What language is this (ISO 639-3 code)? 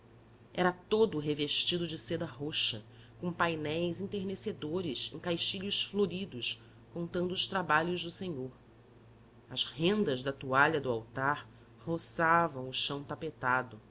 por